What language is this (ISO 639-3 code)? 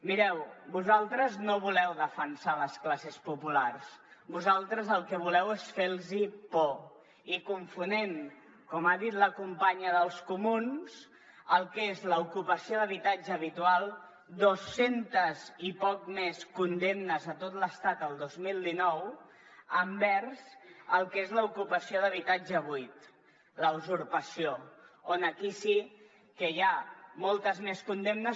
cat